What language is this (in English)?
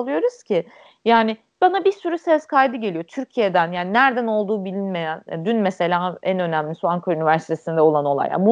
Turkish